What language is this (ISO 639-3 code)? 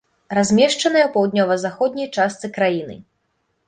bel